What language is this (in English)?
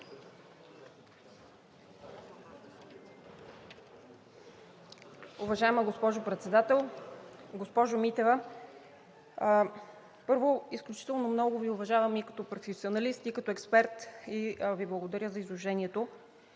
Bulgarian